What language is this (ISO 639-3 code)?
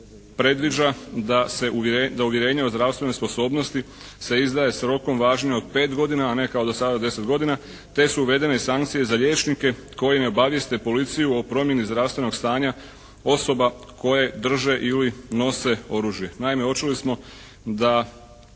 hrv